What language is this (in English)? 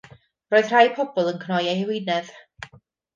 Welsh